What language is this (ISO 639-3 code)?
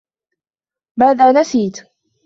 ara